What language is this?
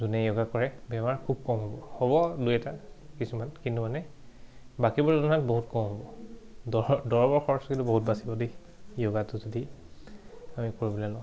Assamese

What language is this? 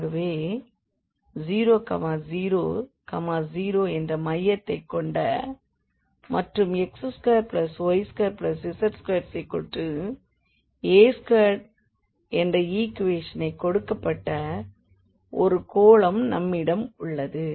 Tamil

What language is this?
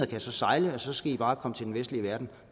Danish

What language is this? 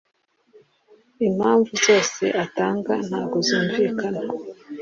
Kinyarwanda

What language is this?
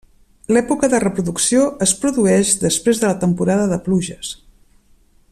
Catalan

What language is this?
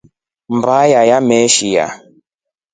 Rombo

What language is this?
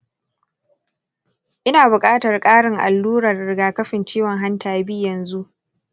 Hausa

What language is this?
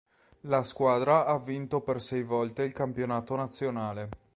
Italian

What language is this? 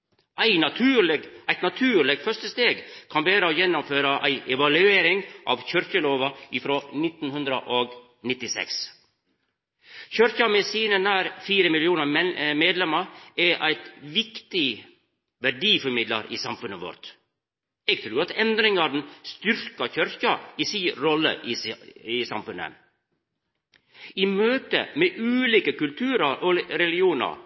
Norwegian Nynorsk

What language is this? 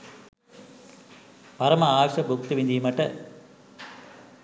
Sinhala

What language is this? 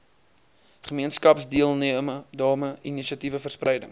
Afrikaans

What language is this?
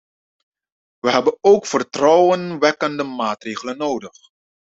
Dutch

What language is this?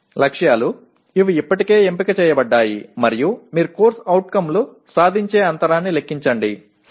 Telugu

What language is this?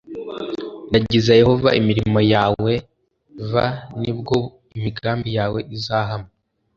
Kinyarwanda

